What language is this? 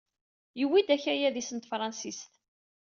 Kabyle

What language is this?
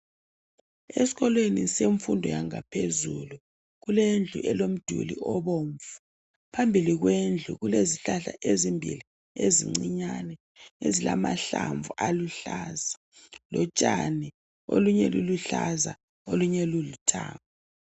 North Ndebele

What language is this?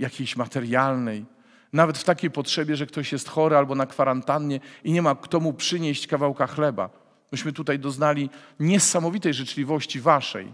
Polish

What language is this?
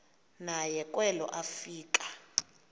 Xhosa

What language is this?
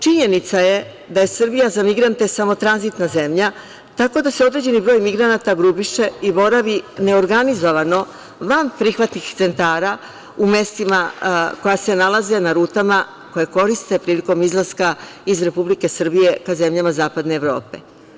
Serbian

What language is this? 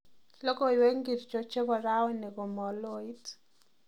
Kalenjin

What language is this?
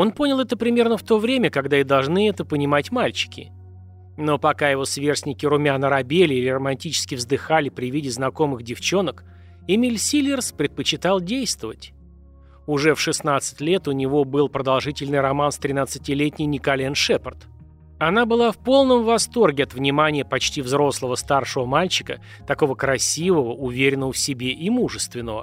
Russian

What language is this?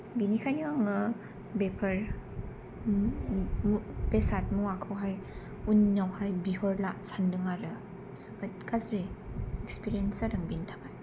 Bodo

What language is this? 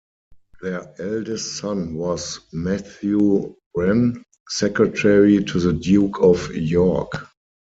English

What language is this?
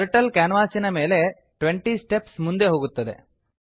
Kannada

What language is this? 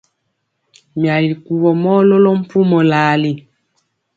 Mpiemo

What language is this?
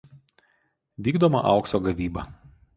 Lithuanian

